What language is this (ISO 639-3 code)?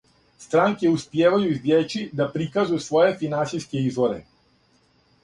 srp